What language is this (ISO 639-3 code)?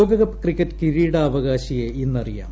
mal